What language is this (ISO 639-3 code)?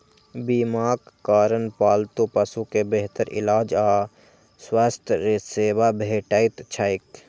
mai